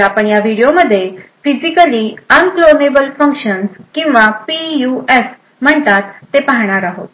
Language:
Marathi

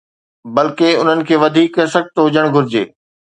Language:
Sindhi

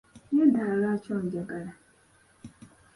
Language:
Ganda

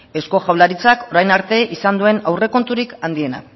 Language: Basque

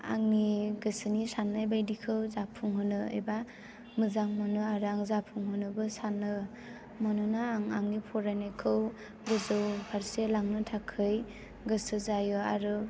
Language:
Bodo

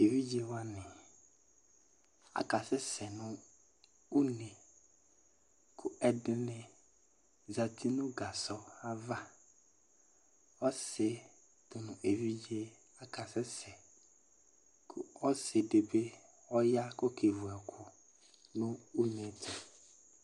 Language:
Ikposo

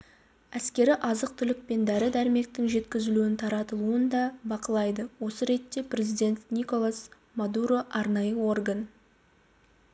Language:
Kazakh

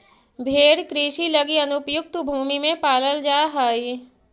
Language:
Magahi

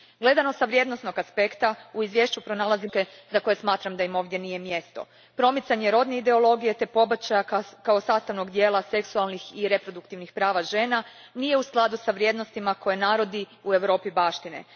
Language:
Croatian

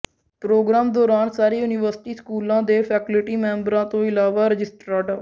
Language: Punjabi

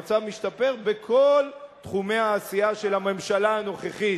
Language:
Hebrew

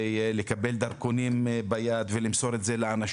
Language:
Hebrew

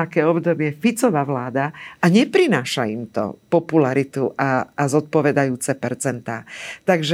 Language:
Slovak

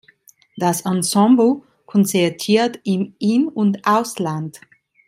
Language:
German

